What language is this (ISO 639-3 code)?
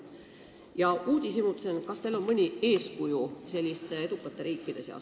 est